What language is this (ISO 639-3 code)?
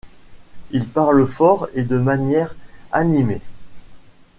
fra